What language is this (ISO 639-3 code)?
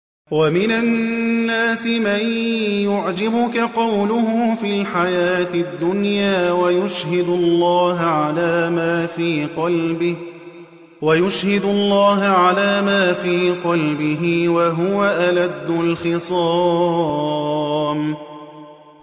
ara